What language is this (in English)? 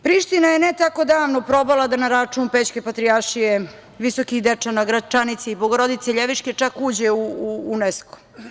Serbian